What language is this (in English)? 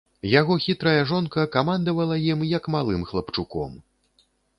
Belarusian